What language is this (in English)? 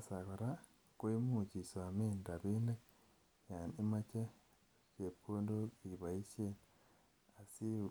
Kalenjin